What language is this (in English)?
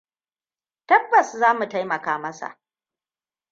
Hausa